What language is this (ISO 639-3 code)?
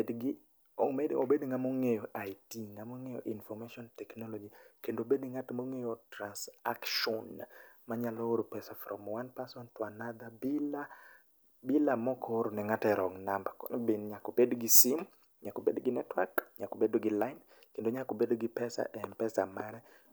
luo